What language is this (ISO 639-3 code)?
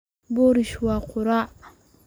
som